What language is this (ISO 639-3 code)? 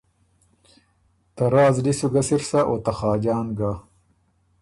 oru